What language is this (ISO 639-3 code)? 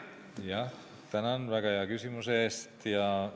est